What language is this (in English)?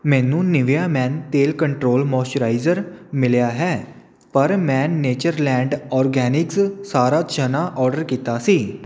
Punjabi